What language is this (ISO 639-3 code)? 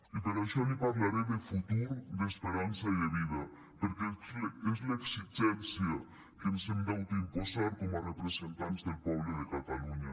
cat